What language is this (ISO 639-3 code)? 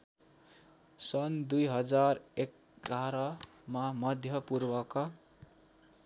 nep